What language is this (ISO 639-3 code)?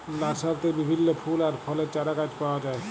ben